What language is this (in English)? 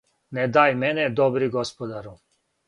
Serbian